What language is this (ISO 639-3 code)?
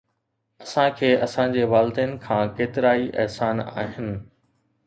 snd